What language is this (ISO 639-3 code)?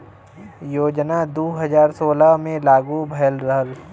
bho